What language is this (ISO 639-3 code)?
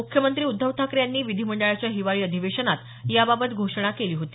mar